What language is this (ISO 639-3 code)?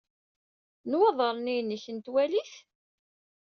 kab